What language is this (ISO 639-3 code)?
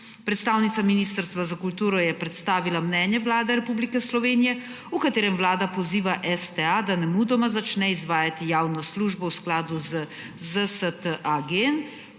slv